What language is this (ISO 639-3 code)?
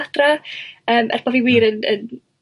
cym